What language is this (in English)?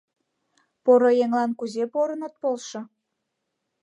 Mari